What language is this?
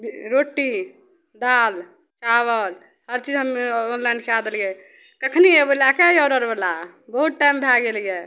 Maithili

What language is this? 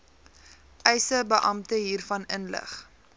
Afrikaans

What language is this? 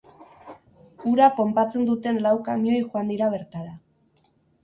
Basque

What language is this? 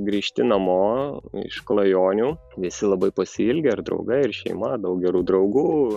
Lithuanian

